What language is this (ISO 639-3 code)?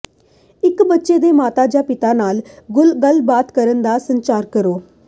pan